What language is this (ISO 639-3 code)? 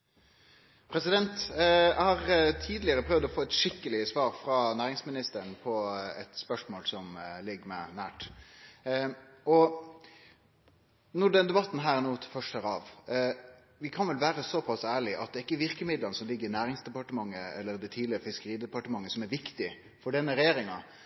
nor